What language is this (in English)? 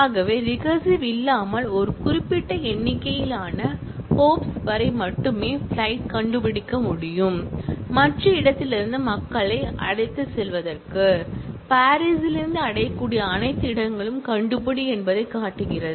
Tamil